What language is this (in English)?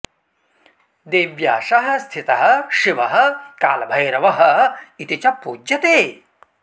Sanskrit